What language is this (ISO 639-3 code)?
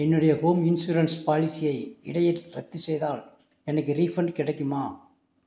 tam